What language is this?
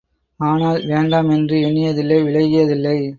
Tamil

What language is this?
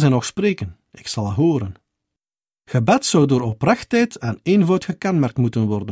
Dutch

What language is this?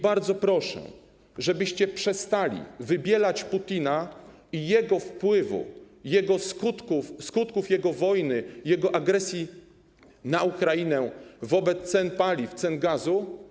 Polish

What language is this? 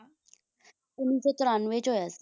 Punjabi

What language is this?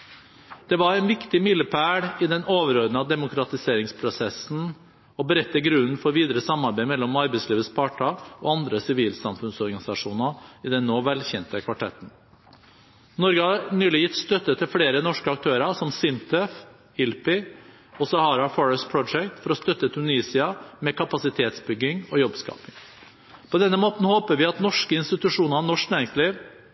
Norwegian Bokmål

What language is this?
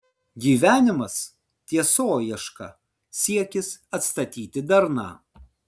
Lithuanian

